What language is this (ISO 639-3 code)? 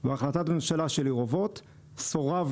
heb